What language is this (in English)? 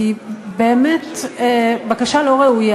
Hebrew